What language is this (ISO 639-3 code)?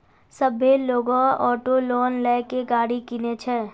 mai